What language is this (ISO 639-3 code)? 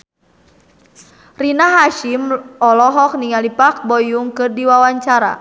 sun